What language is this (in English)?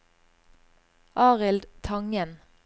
Norwegian